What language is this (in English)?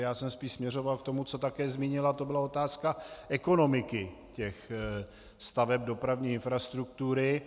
Czech